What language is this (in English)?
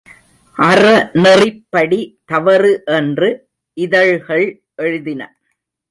Tamil